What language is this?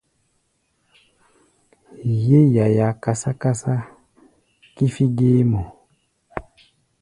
Gbaya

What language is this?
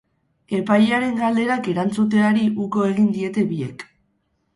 Basque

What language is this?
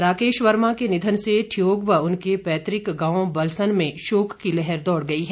Hindi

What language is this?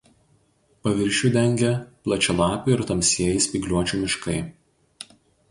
Lithuanian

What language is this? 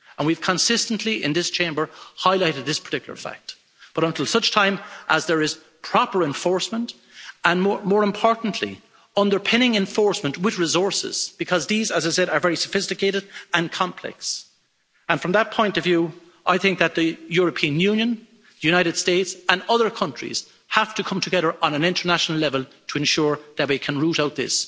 English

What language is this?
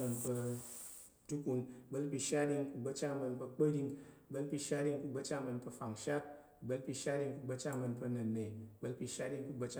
Tarok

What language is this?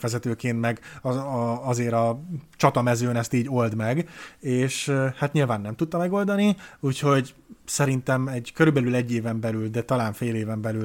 Hungarian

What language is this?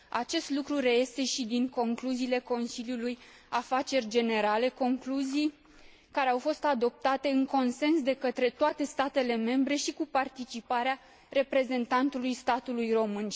Romanian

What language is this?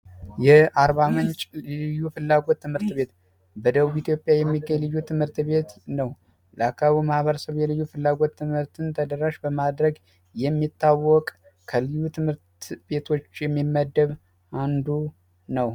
Amharic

